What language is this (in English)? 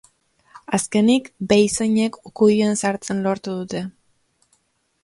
Basque